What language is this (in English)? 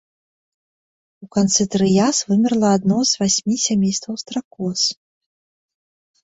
Belarusian